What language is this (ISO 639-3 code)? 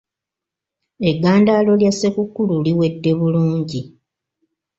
lug